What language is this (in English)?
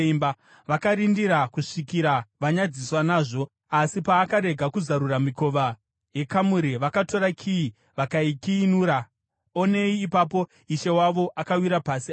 Shona